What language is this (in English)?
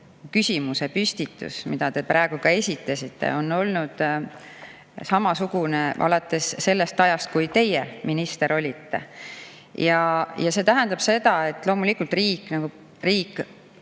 Estonian